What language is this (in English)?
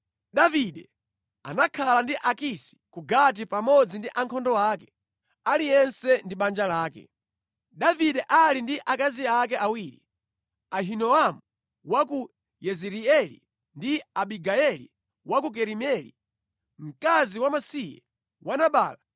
Nyanja